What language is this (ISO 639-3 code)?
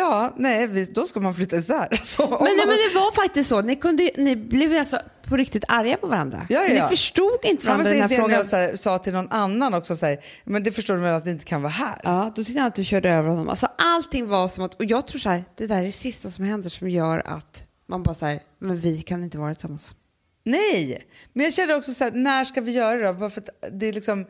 swe